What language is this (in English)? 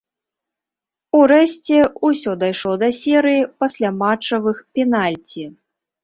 Belarusian